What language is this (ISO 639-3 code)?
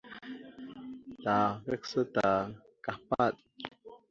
mxu